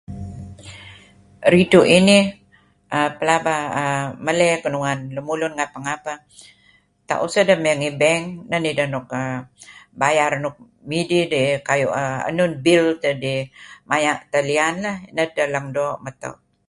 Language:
Kelabit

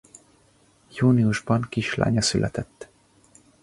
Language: Hungarian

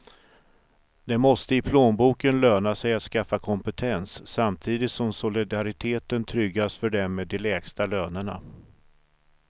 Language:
Swedish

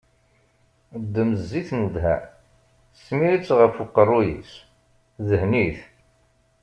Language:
Kabyle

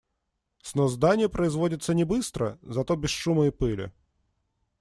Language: Russian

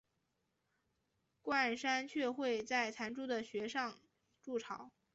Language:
Chinese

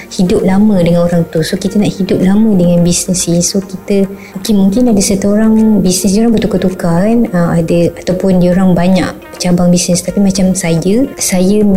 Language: Malay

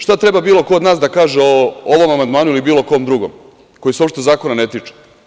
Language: Serbian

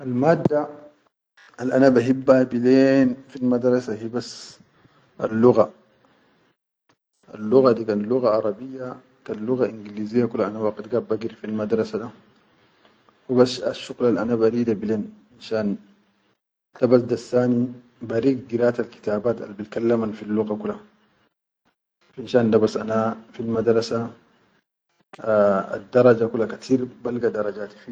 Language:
Chadian Arabic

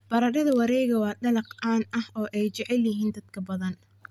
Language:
Somali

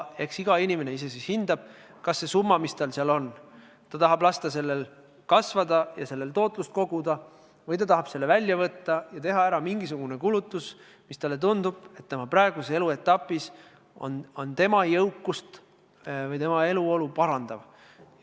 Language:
Estonian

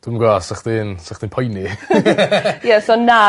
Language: Welsh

